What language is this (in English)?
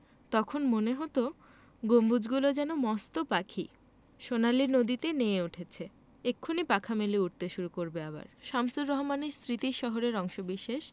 Bangla